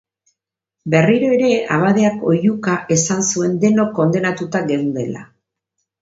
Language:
Basque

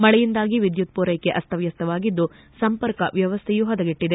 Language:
Kannada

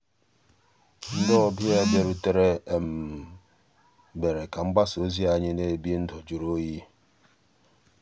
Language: Igbo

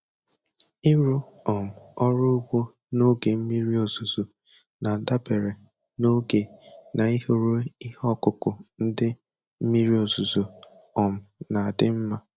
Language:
Igbo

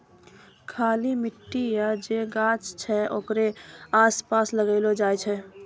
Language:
Maithili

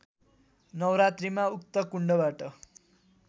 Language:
Nepali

